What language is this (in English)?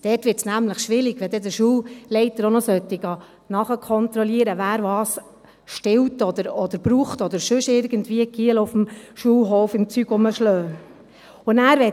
Swiss German